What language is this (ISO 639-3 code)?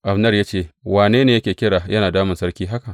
hau